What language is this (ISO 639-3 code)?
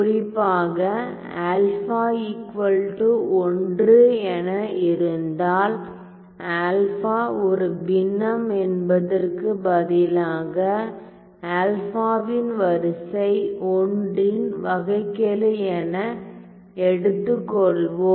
tam